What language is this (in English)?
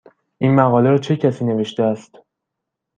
Persian